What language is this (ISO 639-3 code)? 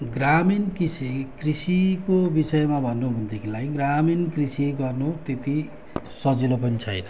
nep